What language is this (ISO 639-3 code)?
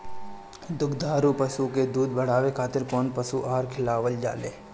bho